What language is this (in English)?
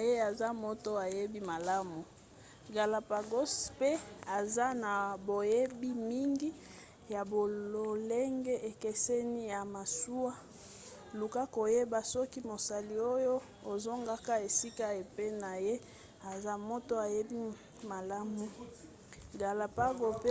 Lingala